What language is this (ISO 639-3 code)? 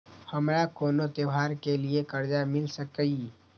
mai